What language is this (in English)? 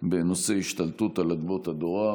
Hebrew